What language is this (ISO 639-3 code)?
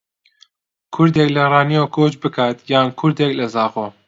ckb